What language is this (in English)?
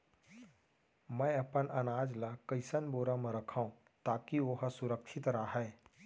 Chhattisgarhi